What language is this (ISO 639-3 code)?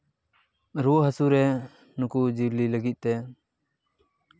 sat